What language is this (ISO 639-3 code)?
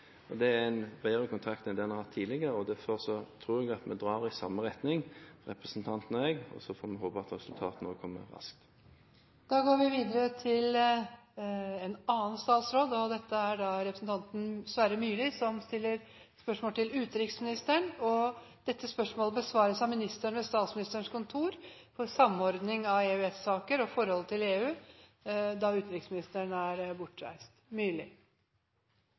nob